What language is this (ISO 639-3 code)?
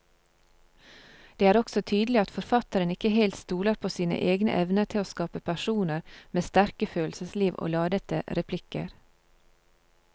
nor